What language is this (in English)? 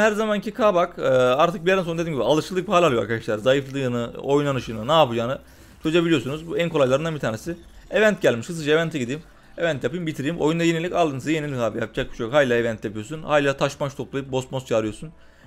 Turkish